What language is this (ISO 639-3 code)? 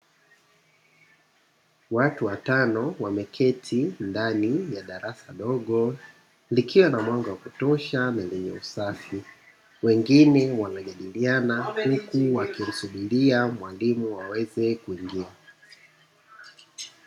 swa